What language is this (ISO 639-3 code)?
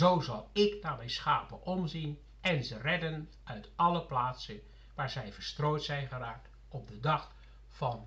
nld